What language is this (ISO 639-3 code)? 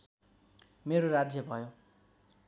nep